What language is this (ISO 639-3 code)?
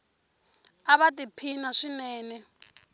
tso